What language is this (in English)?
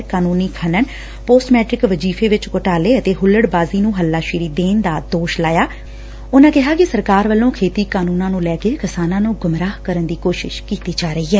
Punjabi